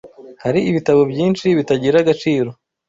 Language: Kinyarwanda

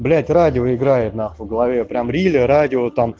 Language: Russian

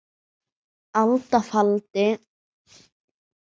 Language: Icelandic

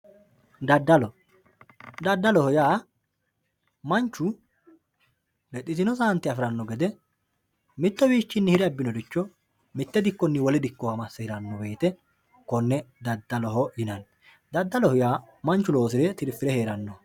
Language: Sidamo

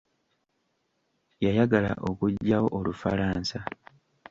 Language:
Ganda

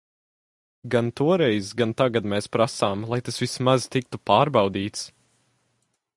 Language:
Latvian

